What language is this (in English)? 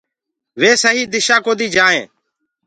Gurgula